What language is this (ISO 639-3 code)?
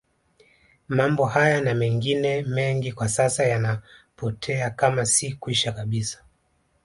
swa